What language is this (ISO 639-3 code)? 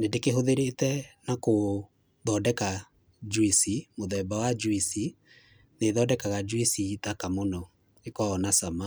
kik